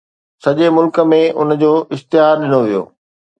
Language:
Sindhi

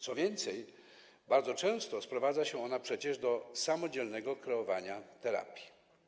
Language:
Polish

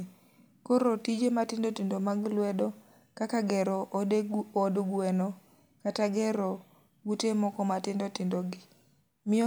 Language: Luo (Kenya and Tanzania)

